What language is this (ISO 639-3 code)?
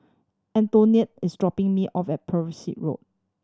eng